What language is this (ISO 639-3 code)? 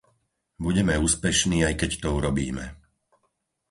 slk